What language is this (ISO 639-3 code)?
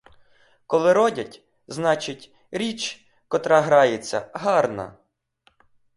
ukr